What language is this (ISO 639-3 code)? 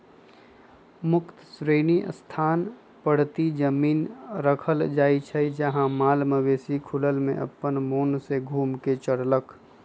mag